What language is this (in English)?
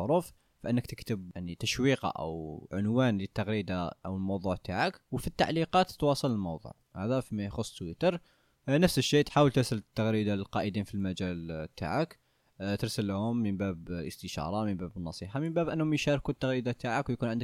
Arabic